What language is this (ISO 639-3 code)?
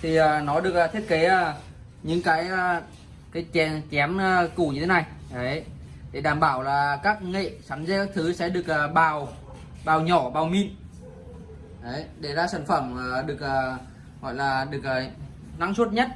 vie